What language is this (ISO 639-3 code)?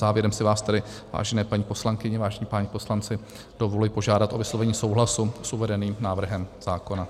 ces